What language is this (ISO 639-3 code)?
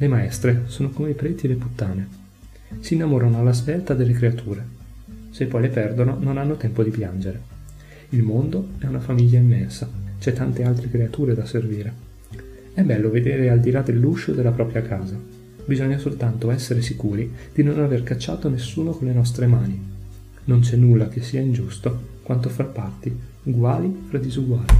ita